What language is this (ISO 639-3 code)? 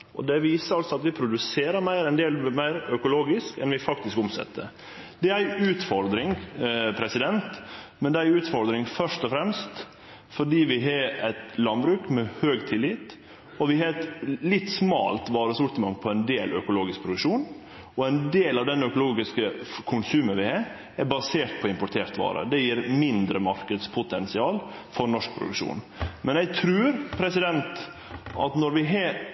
nno